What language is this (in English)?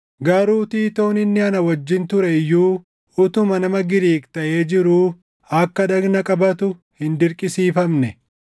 Oromo